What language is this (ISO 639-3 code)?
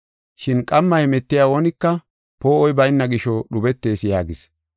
gof